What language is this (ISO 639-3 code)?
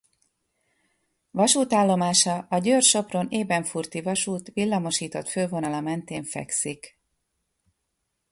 hun